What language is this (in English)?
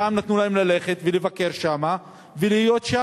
Hebrew